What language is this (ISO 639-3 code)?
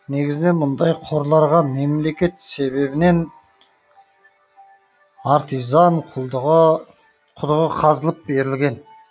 kaz